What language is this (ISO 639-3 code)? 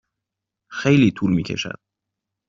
fas